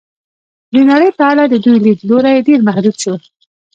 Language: Pashto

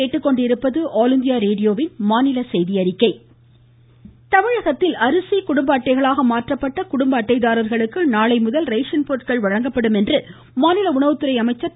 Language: Tamil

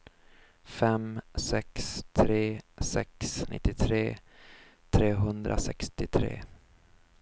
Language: Swedish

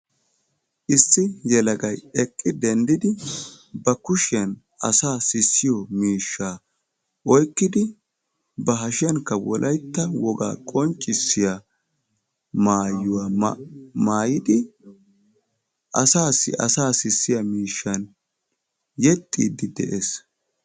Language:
Wolaytta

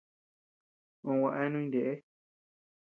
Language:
Tepeuxila Cuicatec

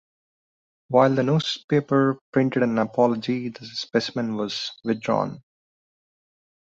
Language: English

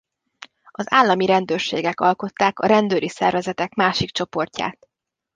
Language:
Hungarian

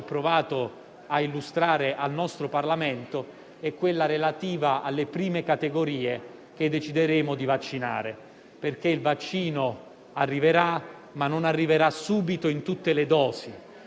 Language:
Italian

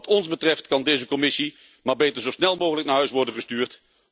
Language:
Dutch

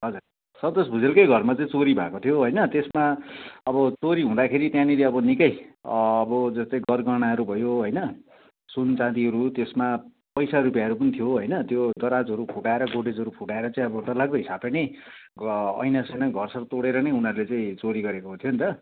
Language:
Nepali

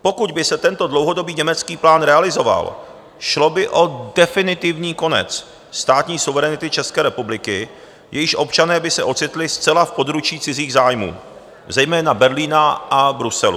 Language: Czech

